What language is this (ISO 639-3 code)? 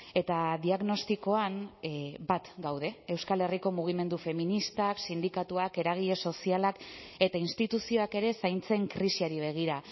eus